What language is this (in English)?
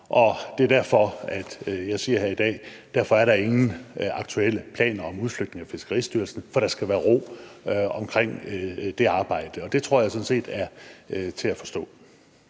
Danish